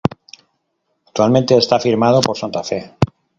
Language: Spanish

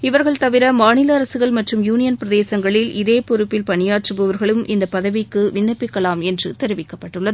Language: Tamil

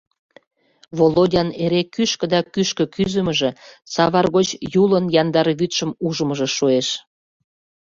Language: Mari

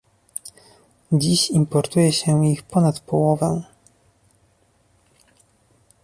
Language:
Polish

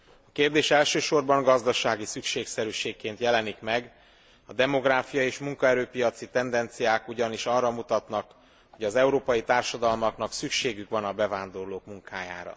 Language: Hungarian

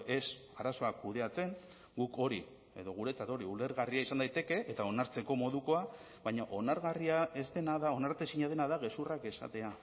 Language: Basque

